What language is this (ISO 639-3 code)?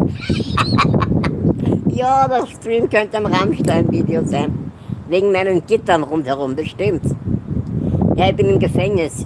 deu